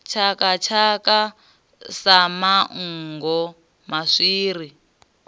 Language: Venda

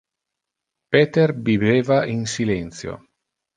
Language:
Interlingua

